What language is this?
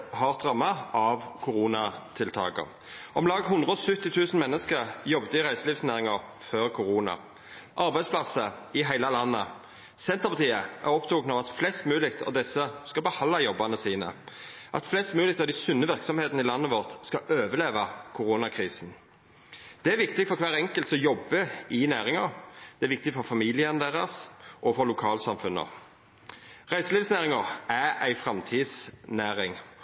Norwegian Nynorsk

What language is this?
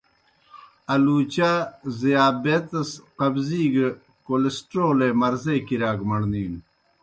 Kohistani Shina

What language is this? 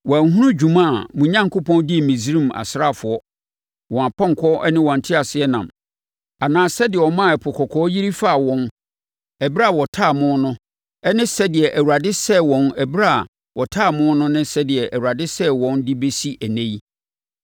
Akan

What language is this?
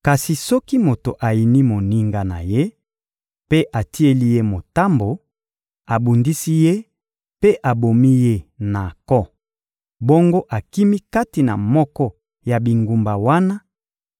Lingala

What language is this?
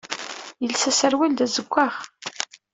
Kabyle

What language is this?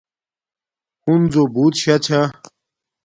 Domaaki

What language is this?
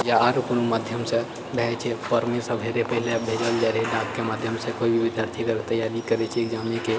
Maithili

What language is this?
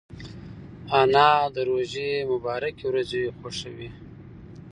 Pashto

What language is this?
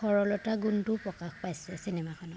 Assamese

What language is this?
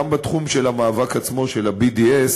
Hebrew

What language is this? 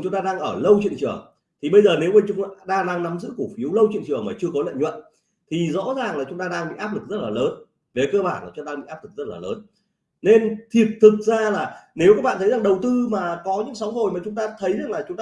Vietnamese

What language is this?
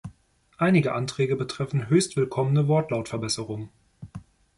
German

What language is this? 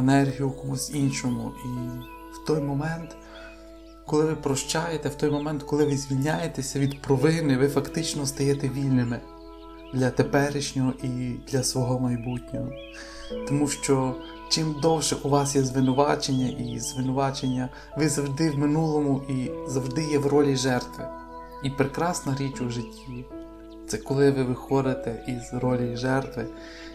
Ukrainian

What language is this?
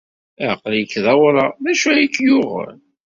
Kabyle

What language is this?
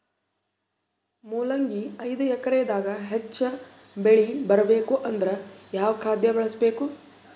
Kannada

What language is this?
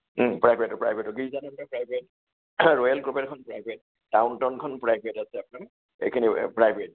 Assamese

